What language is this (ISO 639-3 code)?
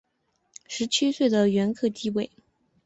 zho